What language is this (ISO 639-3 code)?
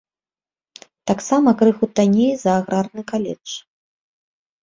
bel